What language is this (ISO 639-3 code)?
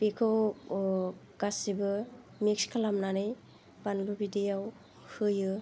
brx